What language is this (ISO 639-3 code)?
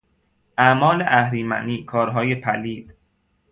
fas